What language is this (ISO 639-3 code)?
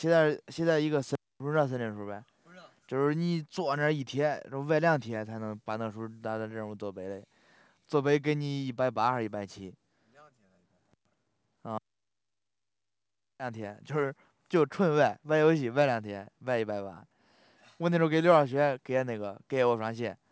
zho